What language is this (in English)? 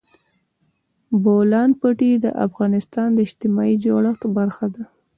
Pashto